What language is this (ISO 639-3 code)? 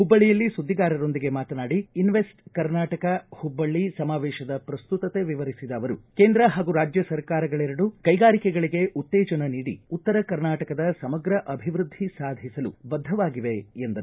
kan